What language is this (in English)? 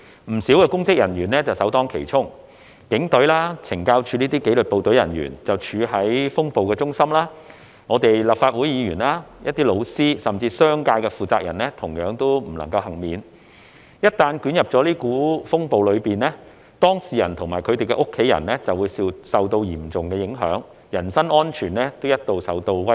Cantonese